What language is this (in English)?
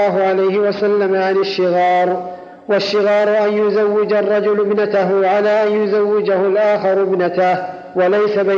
Arabic